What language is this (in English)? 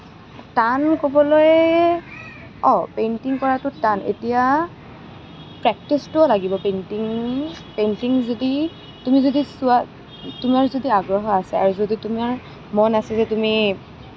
Assamese